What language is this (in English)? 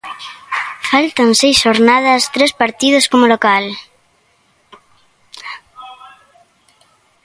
Galician